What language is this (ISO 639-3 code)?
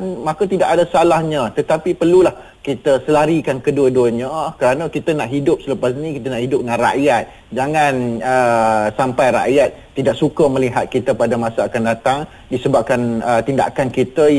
msa